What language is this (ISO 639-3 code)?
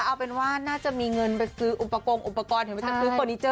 tha